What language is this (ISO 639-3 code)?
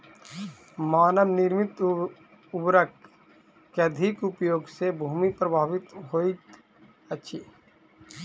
mai